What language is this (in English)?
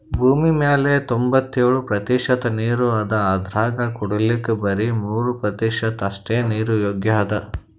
Kannada